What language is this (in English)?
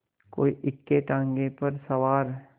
Hindi